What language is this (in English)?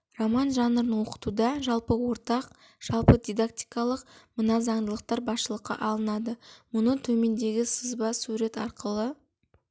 Kazakh